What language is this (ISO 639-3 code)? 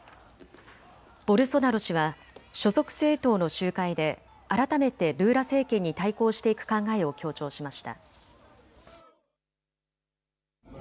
jpn